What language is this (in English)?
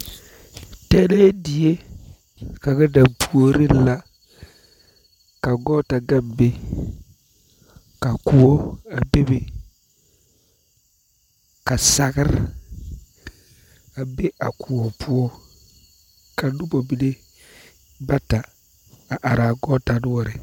Southern Dagaare